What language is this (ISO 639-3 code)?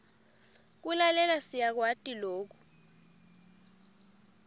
ssw